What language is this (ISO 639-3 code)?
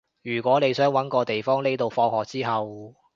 yue